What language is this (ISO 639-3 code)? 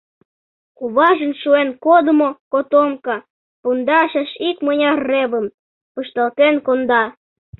chm